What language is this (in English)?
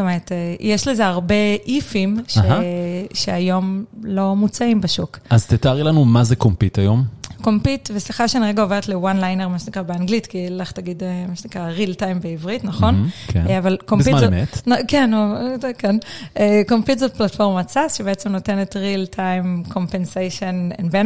Hebrew